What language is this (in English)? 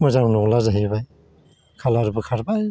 Bodo